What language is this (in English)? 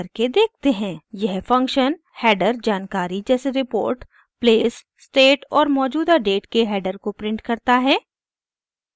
Hindi